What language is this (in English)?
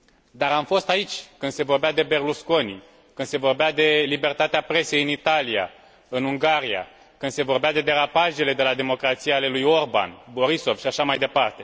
Romanian